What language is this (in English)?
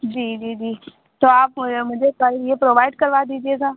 Hindi